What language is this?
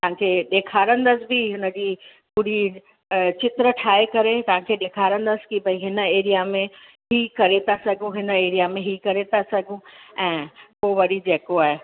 Sindhi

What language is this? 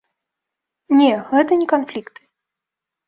Belarusian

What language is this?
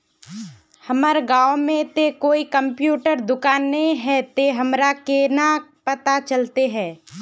Magahi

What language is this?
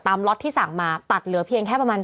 Thai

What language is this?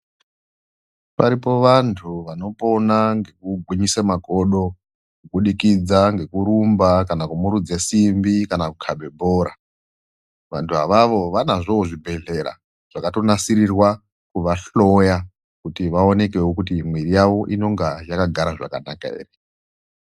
Ndau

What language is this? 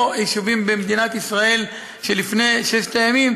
Hebrew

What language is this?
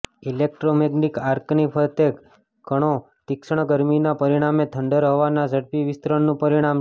Gujarati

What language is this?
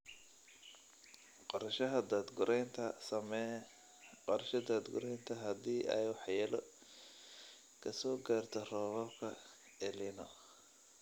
Somali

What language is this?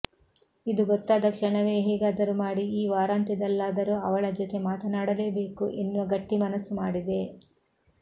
Kannada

